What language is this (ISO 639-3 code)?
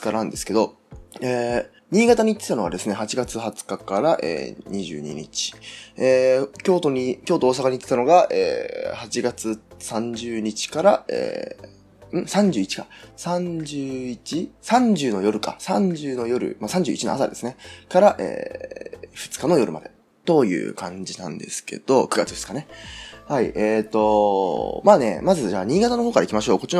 jpn